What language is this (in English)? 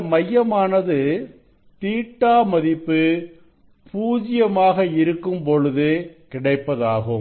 Tamil